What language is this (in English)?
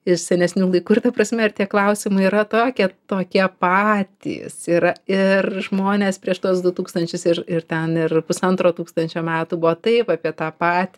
Lithuanian